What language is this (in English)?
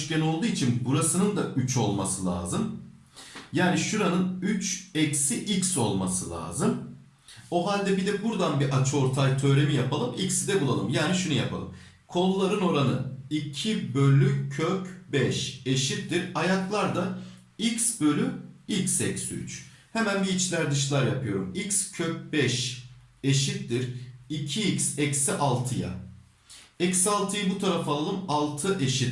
Turkish